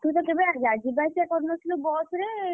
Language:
Odia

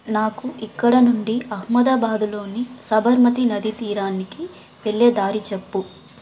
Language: Telugu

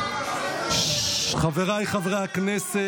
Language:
Hebrew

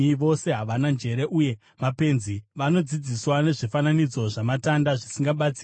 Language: Shona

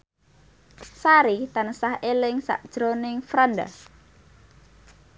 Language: Javanese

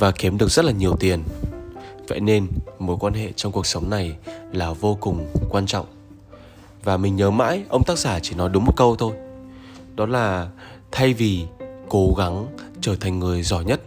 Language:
Vietnamese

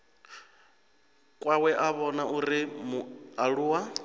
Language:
Venda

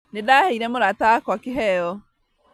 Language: Kikuyu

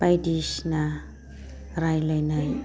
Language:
Bodo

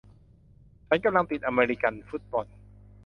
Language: Thai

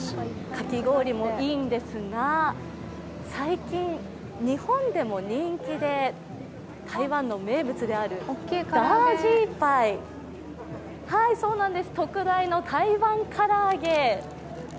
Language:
Japanese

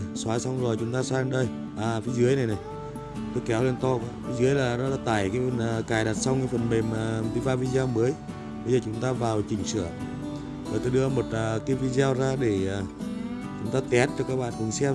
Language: Vietnamese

